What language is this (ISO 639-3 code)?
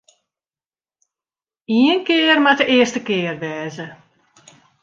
fry